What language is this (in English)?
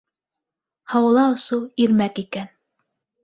Bashkir